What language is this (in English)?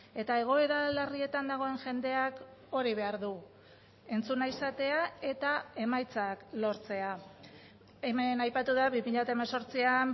Basque